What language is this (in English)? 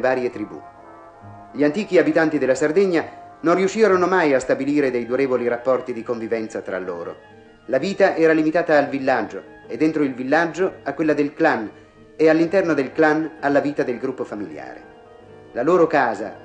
Italian